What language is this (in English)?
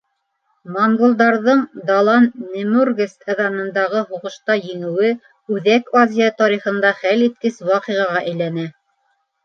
Bashkir